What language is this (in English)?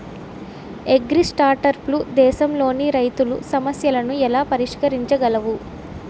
Telugu